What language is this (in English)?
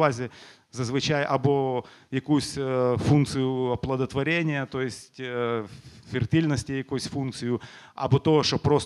Ukrainian